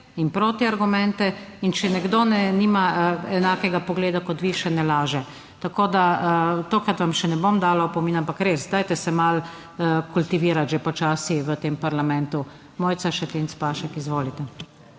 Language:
Slovenian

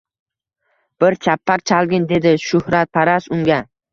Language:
Uzbek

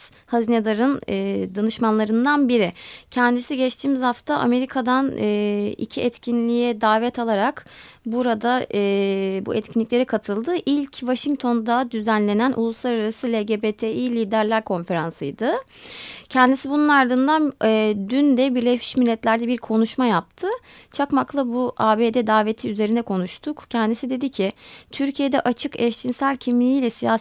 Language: Turkish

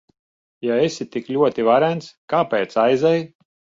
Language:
Latvian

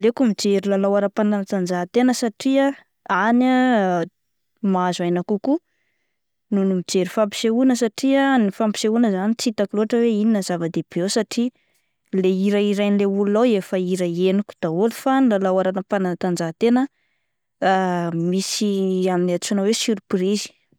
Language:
Malagasy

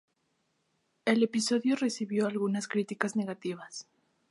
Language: Spanish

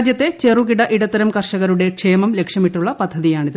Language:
Malayalam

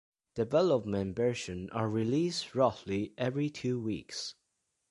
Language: English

